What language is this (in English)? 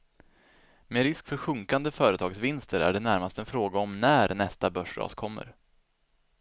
Swedish